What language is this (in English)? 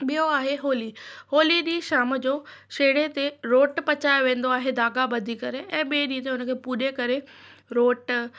Sindhi